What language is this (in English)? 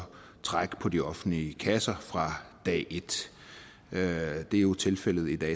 Danish